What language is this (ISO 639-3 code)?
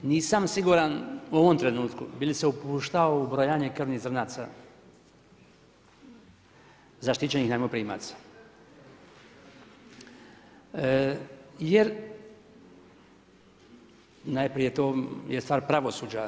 hrv